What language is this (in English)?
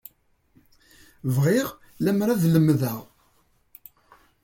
Kabyle